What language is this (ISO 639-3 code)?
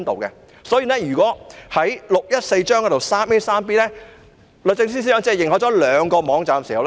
yue